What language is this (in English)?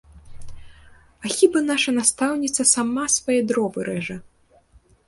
Belarusian